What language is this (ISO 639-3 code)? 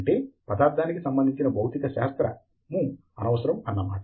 tel